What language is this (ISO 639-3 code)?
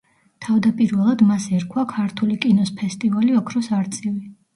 kat